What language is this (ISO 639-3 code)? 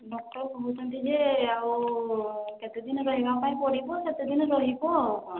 ori